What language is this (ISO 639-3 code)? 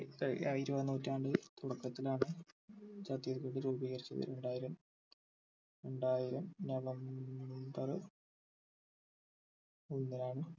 mal